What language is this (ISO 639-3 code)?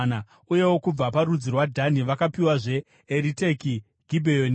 sna